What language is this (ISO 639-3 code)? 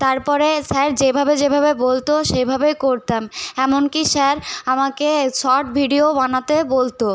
ben